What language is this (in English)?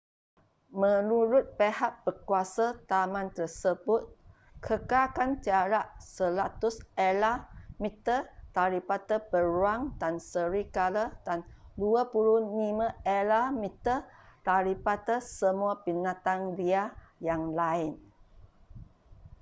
Malay